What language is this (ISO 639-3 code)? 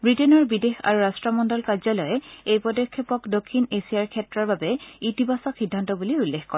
asm